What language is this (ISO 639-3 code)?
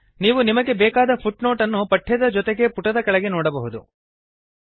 kan